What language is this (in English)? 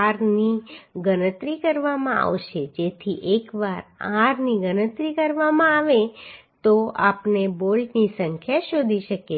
Gujarati